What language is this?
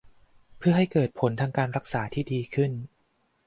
Thai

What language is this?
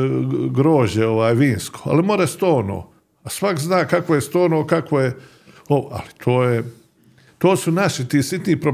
Croatian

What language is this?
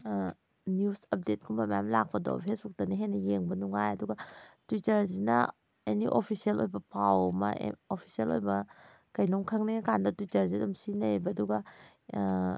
Manipuri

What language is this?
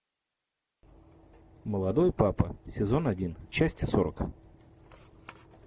Russian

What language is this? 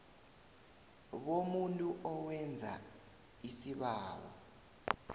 South Ndebele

